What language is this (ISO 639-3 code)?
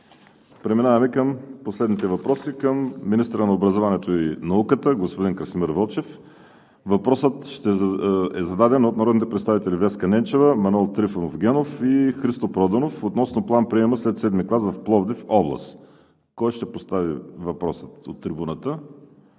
bul